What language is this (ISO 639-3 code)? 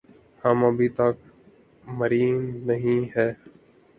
urd